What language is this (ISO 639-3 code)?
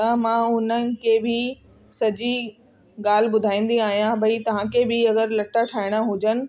snd